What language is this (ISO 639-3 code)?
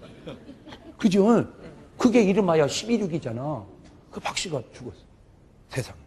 kor